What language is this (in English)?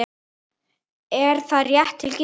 Icelandic